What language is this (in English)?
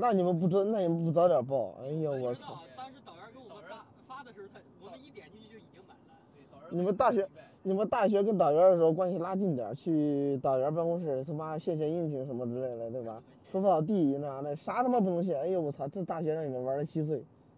Chinese